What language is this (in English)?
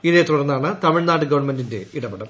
Malayalam